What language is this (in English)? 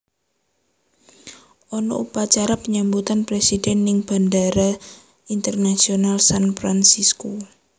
Javanese